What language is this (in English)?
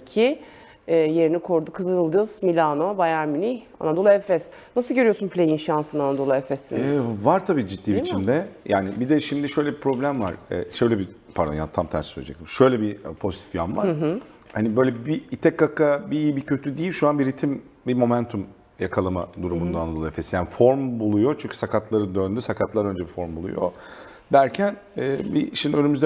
Turkish